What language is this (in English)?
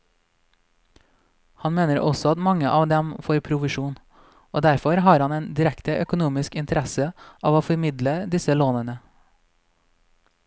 Norwegian